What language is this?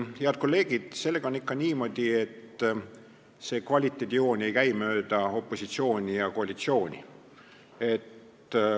Estonian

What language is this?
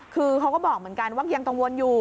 Thai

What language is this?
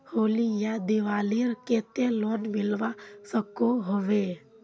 Magahi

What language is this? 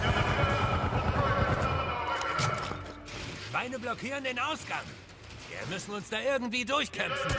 German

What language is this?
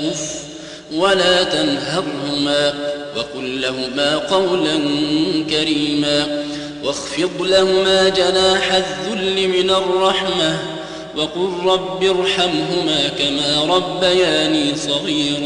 Arabic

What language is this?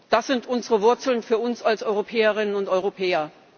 German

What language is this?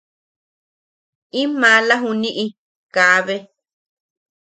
Yaqui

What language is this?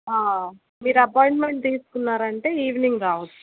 Telugu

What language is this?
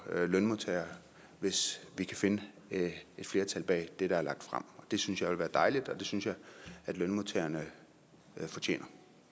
Danish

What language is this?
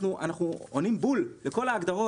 Hebrew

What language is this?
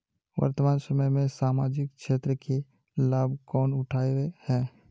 Magahi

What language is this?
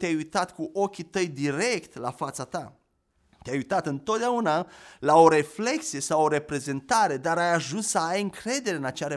Romanian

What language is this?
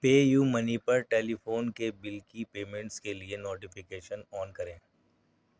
Urdu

